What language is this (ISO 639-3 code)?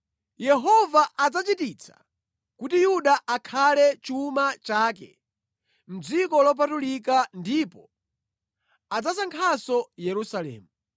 nya